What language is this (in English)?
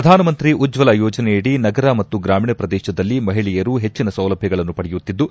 Kannada